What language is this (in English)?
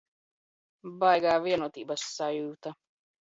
Latvian